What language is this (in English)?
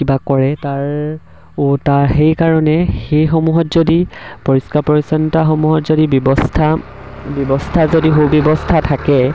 Assamese